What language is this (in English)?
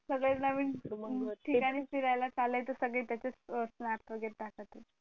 Marathi